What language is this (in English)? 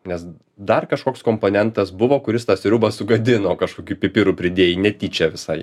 Lithuanian